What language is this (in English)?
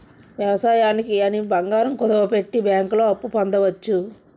Telugu